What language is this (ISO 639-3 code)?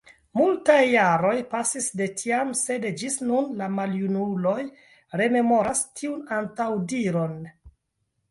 epo